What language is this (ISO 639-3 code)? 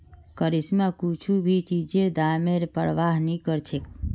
mag